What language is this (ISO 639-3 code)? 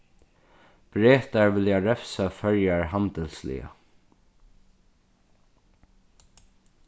fao